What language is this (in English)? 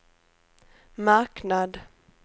Swedish